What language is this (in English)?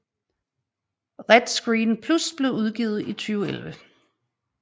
Danish